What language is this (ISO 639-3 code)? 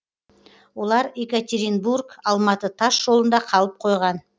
kaz